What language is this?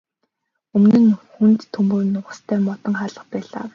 Mongolian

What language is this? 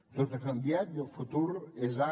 Catalan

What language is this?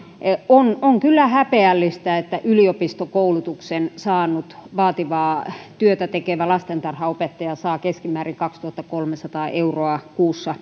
Finnish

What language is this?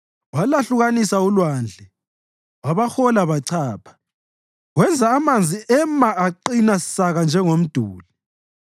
North Ndebele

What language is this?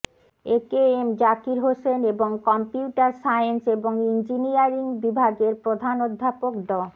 Bangla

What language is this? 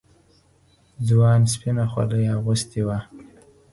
Pashto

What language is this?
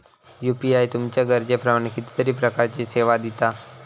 Marathi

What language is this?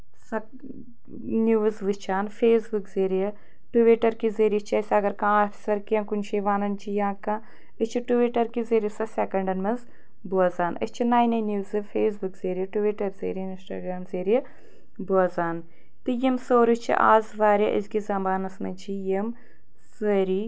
Kashmiri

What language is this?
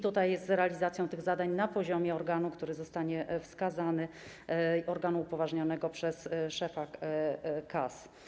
Polish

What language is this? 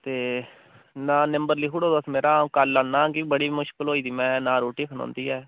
Dogri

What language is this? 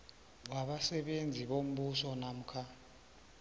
South Ndebele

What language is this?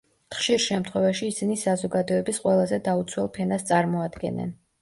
Georgian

